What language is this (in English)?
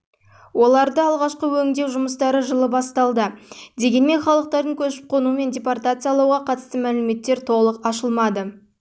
Kazakh